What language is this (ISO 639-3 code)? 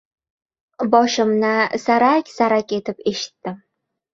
uzb